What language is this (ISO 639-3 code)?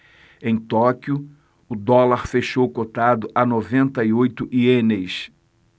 por